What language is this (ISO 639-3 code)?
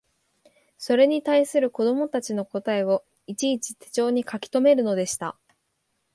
jpn